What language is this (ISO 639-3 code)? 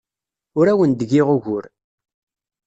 kab